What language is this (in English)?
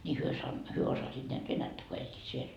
Finnish